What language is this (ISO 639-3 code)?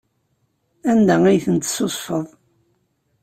kab